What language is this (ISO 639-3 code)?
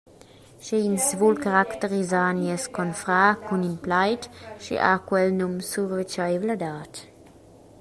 roh